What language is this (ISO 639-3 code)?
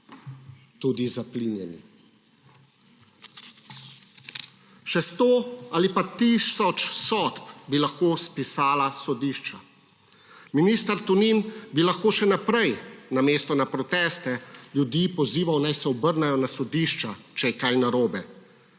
slv